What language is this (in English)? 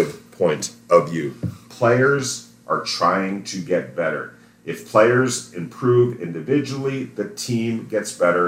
English